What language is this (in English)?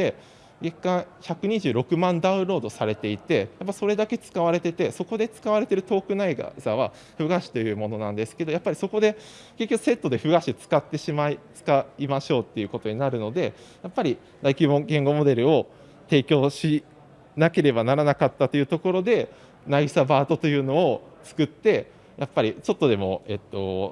Japanese